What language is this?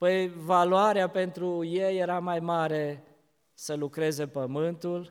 Romanian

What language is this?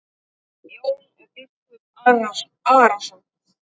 Icelandic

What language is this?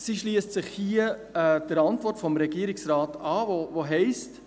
Swiss German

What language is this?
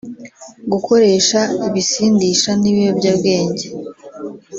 Kinyarwanda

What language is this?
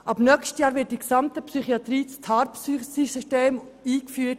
Swiss German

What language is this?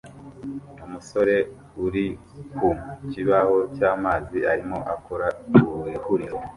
Kinyarwanda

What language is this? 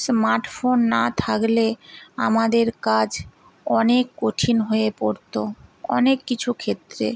Bangla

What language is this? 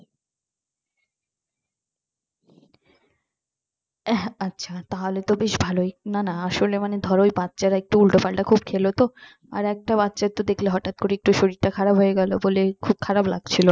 Bangla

